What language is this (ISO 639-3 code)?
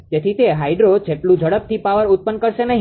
guj